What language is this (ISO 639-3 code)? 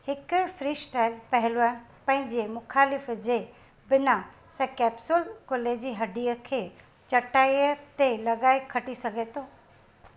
snd